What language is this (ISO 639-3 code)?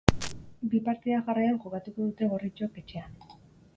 eus